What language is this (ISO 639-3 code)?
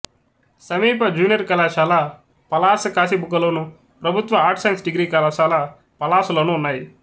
tel